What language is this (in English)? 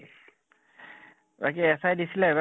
Assamese